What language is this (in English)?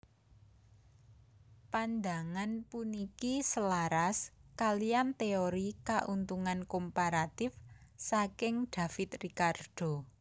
Javanese